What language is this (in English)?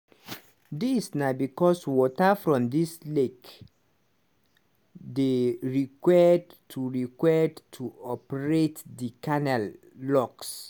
Nigerian Pidgin